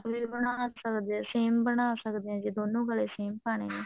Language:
Punjabi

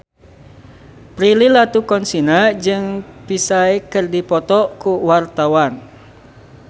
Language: Sundanese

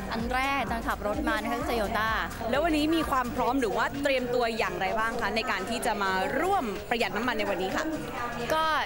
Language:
Thai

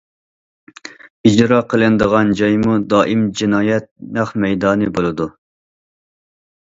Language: Uyghur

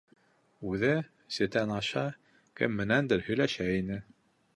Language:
Bashkir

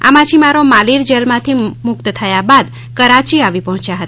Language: Gujarati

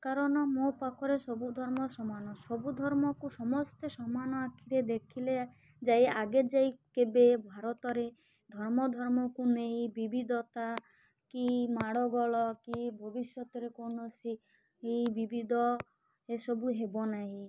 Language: Odia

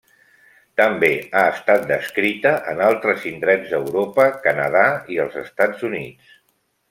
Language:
Catalan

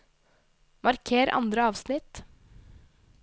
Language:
Norwegian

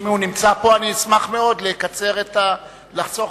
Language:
Hebrew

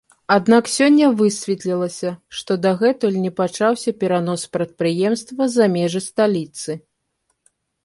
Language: Belarusian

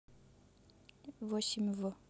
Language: Russian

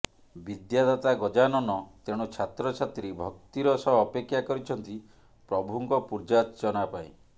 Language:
Odia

